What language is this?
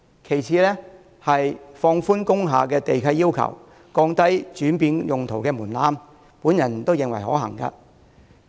Cantonese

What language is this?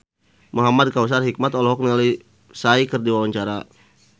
Sundanese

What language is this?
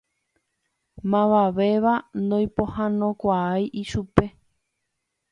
Guarani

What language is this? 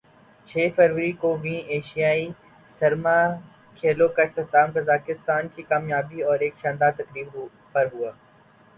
Urdu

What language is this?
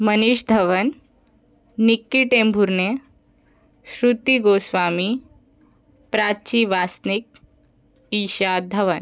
Marathi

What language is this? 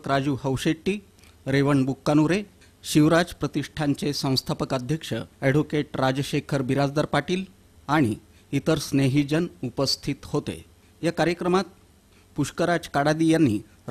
Arabic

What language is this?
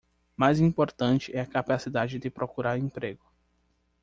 Portuguese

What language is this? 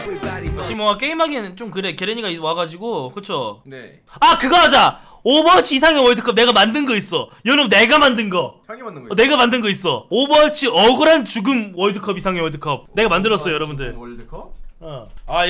Korean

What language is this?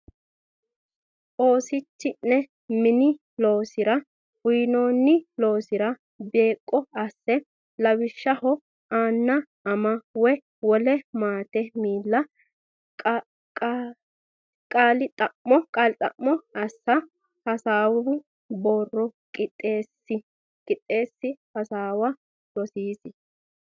Sidamo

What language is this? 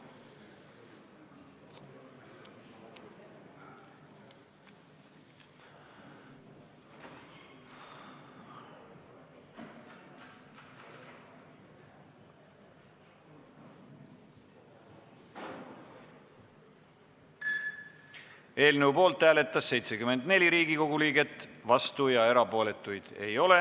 Estonian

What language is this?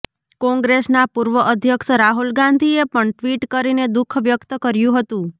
Gujarati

